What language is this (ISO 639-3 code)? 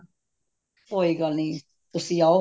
pan